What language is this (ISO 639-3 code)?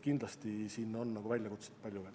est